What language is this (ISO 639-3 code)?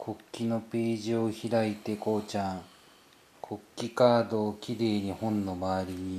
jpn